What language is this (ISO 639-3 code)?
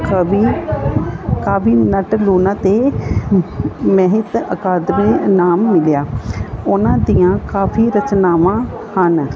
pan